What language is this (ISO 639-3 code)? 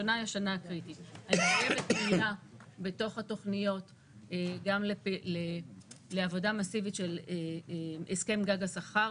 heb